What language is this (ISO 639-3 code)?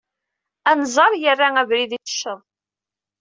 kab